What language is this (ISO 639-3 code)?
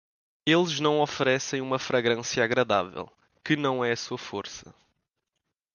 por